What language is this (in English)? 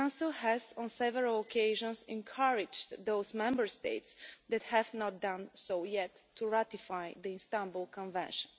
English